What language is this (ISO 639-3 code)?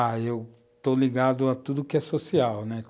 por